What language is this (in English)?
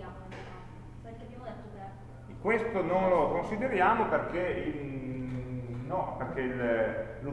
Italian